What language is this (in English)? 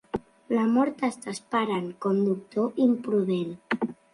Catalan